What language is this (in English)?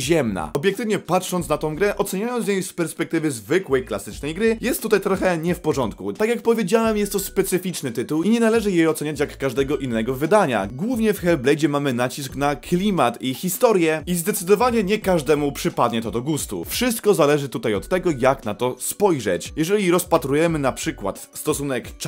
Polish